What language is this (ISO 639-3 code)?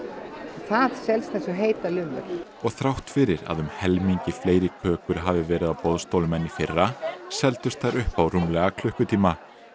isl